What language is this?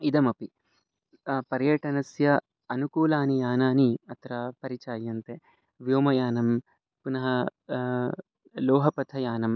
Sanskrit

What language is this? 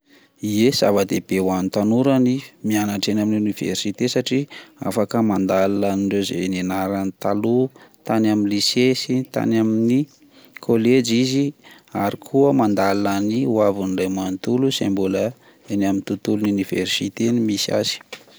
Malagasy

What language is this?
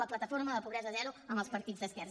Catalan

